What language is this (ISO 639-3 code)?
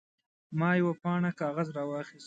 pus